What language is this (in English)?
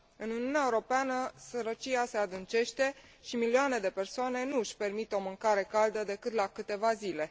Romanian